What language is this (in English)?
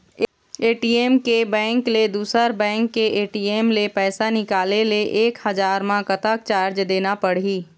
Chhattisgarhi